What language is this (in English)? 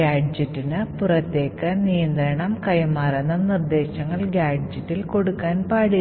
Malayalam